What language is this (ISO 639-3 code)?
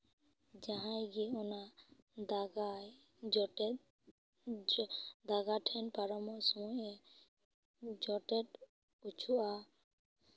sat